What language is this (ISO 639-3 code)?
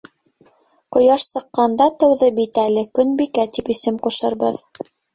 bak